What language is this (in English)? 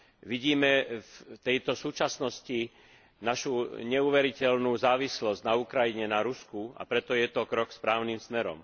Slovak